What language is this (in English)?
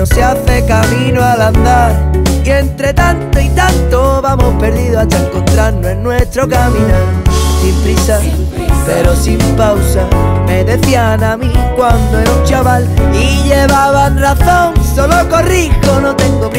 Spanish